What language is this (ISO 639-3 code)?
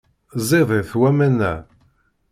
kab